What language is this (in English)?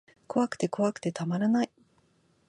Japanese